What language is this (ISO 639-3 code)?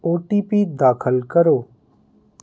pan